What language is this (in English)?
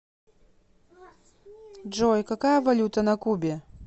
Russian